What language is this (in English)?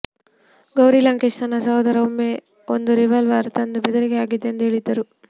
Kannada